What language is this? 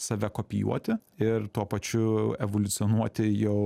Lithuanian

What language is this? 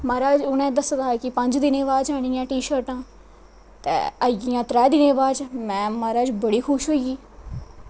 Dogri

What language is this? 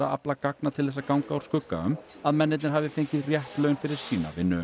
Icelandic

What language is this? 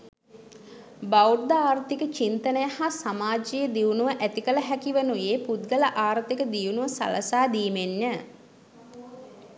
Sinhala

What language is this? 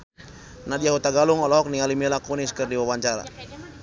Sundanese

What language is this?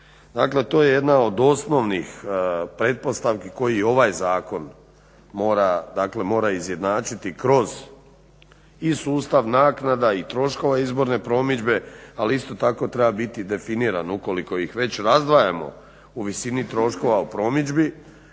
Croatian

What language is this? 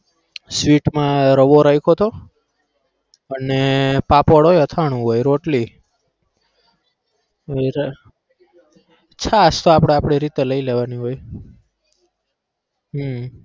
Gujarati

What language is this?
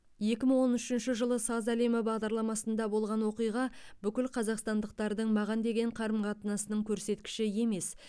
Kazakh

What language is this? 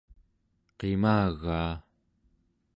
Central Yupik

